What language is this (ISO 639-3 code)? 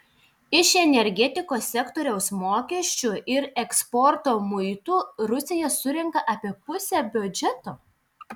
lit